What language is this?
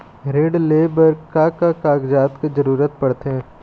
Chhattisgarhi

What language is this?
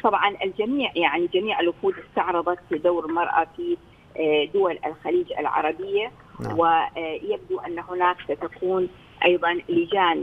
Arabic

